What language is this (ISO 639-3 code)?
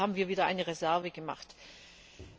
deu